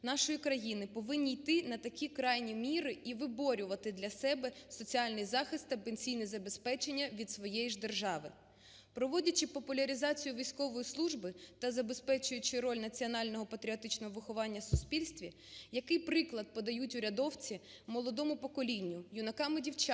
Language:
Ukrainian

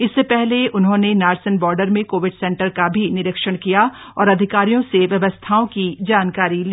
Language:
Hindi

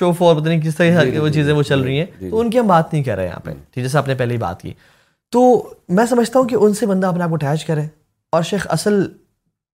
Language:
Urdu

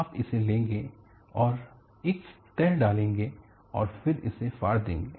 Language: Hindi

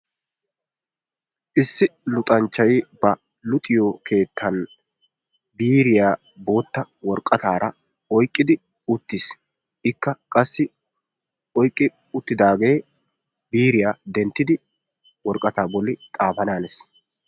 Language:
Wolaytta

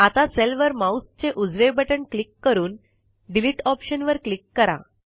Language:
Marathi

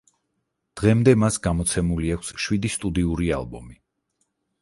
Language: Georgian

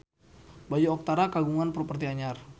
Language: Sundanese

